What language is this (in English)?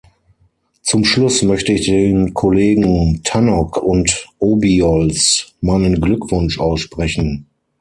German